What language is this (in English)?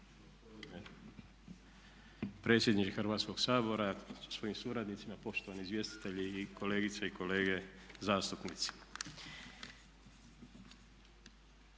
Croatian